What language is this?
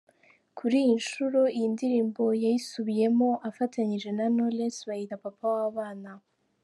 Kinyarwanda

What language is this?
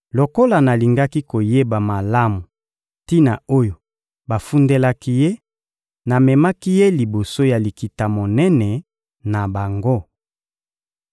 Lingala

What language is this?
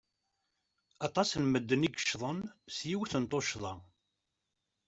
Kabyle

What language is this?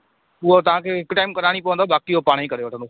Sindhi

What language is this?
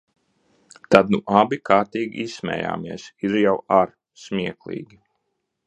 Latvian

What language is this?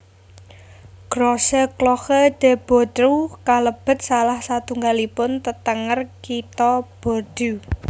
Javanese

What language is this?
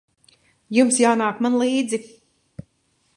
Latvian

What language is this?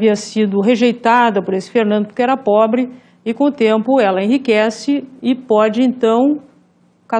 Portuguese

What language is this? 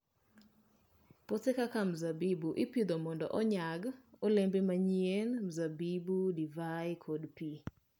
Luo (Kenya and Tanzania)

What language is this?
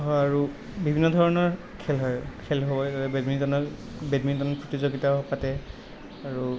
Assamese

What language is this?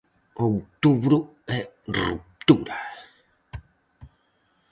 Galician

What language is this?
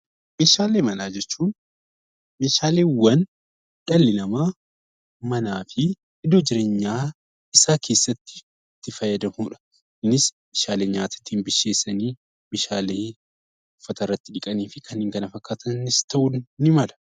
Oromo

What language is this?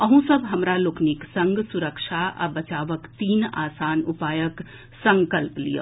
Maithili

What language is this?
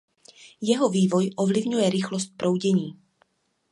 Czech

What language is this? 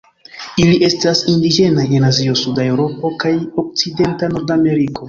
Esperanto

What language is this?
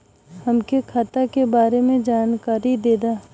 Bhojpuri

